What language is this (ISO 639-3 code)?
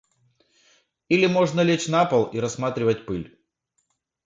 rus